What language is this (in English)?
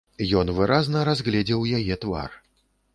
Belarusian